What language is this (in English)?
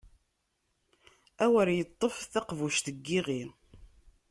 Kabyle